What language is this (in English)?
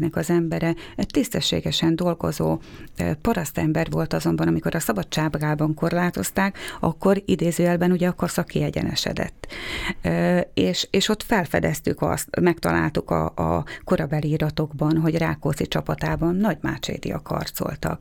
Hungarian